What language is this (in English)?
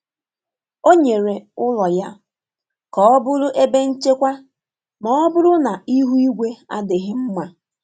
Igbo